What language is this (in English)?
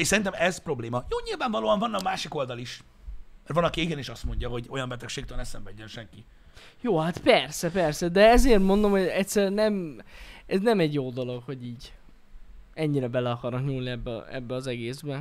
Hungarian